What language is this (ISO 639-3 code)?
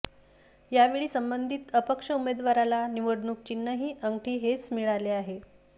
mar